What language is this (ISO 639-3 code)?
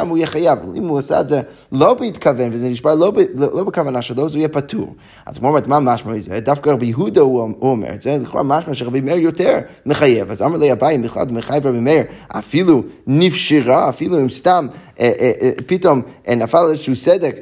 heb